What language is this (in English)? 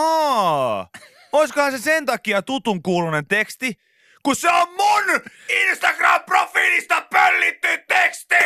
Finnish